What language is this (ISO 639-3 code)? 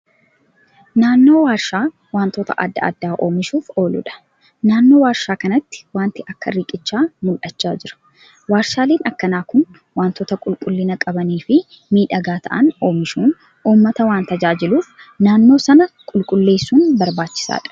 orm